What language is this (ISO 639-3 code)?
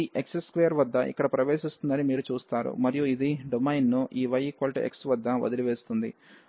tel